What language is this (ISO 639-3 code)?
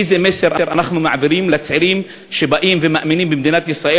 heb